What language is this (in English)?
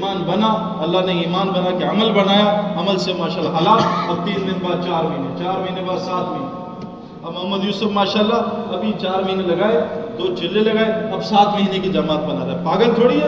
Urdu